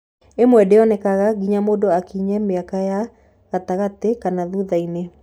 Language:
Kikuyu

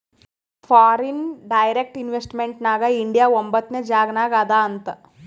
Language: Kannada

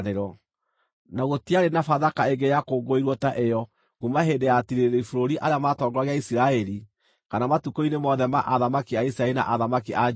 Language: Kikuyu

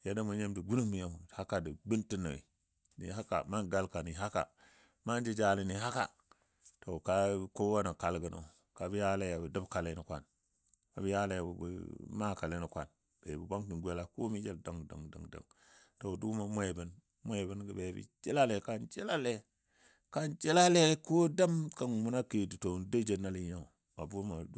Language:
Dadiya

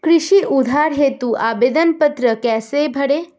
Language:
Hindi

